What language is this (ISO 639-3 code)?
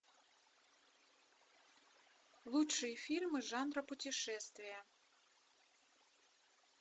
rus